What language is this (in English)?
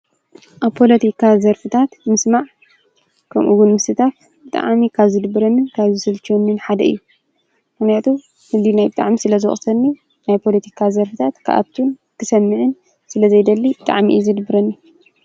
Tigrinya